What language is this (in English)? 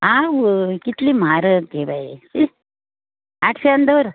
Konkani